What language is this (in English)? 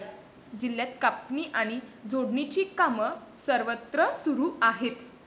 Marathi